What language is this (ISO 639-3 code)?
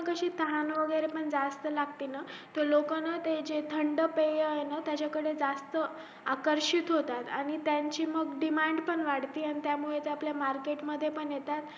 mar